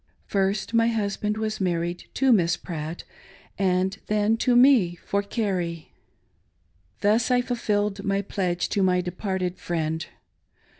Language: English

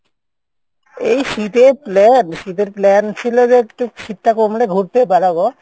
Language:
Bangla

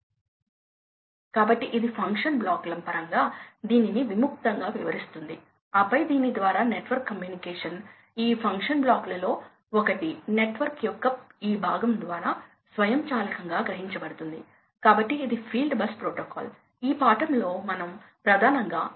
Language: Telugu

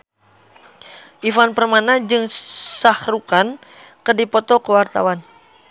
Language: Sundanese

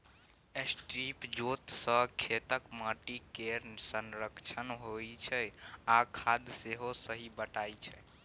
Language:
Maithili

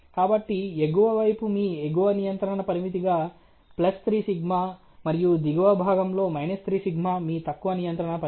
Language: Telugu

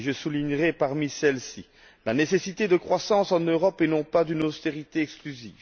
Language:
French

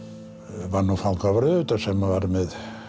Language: Icelandic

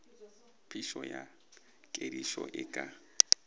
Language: Northern Sotho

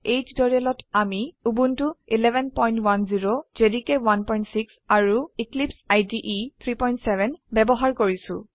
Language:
Assamese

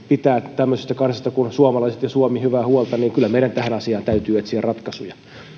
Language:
Finnish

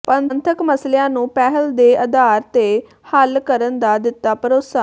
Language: Punjabi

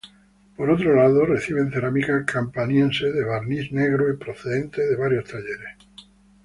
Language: Spanish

